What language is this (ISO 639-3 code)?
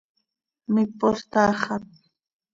sei